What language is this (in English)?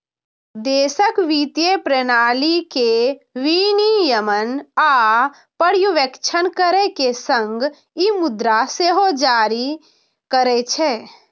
Maithili